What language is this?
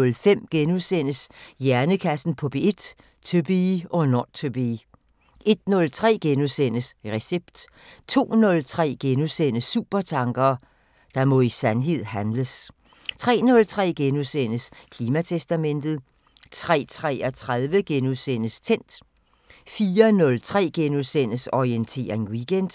Danish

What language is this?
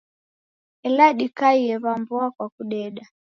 Taita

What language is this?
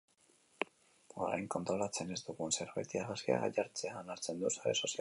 Basque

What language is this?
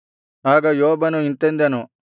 Kannada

